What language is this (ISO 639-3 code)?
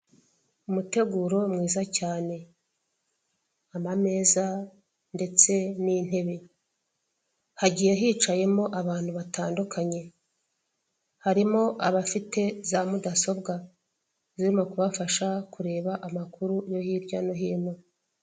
kin